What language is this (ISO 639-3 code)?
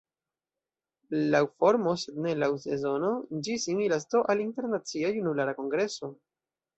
epo